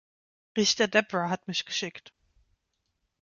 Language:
German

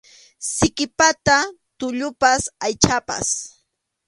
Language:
Arequipa-La Unión Quechua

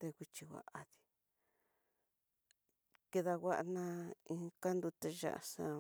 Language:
Tidaá Mixtec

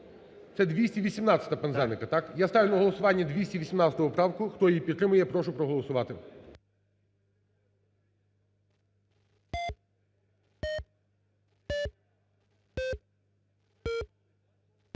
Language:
Ukrainian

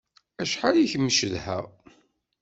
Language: Kabyle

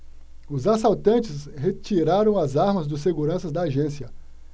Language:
Portuguese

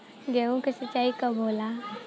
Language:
Bhojpuri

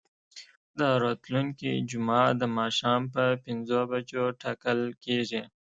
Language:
Pashto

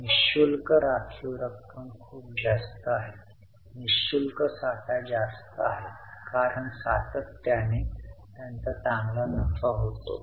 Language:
Marathi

